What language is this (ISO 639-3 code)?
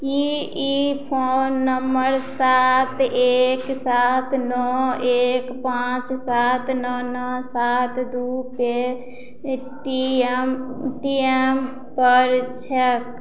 mai